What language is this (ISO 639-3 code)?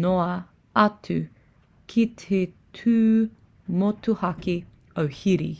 mri